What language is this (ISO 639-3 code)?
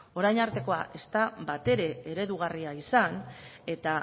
eus